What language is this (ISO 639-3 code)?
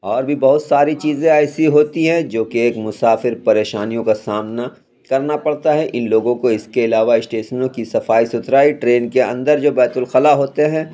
urd